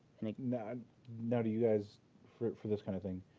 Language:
English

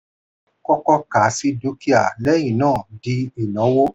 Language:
Yoruba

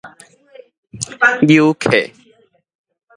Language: Min Nan Chinese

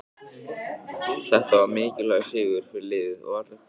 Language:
Icelandic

